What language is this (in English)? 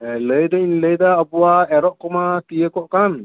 Santali